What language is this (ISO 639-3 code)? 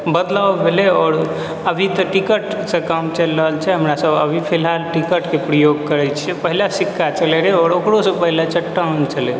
mai